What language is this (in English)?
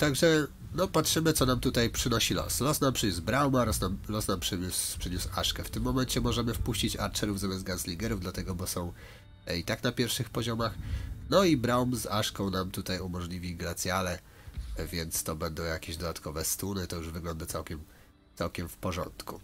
Polish